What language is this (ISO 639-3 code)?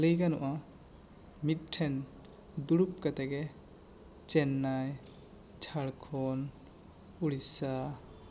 sat